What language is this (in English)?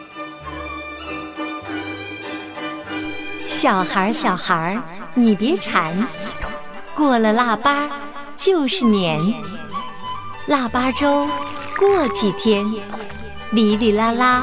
Chinese